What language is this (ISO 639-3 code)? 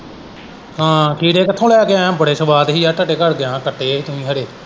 pan